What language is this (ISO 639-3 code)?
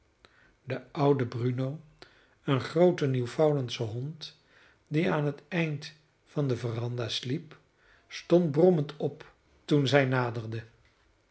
nld